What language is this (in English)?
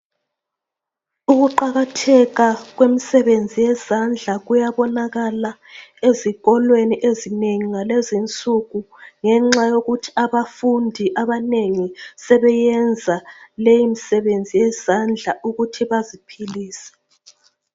North Ndebele